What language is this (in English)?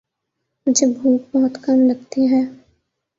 Urdu